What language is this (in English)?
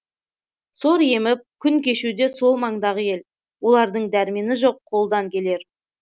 Kazakh